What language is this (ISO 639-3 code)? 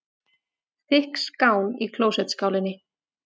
isl